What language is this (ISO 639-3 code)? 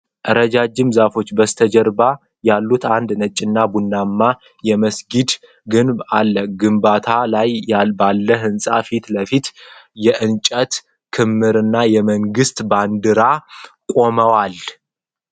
amh